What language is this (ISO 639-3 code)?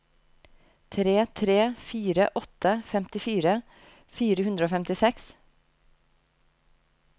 nor